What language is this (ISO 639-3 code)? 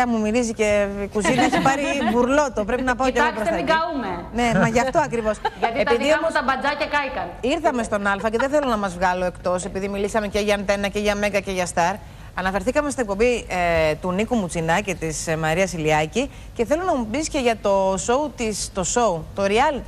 ell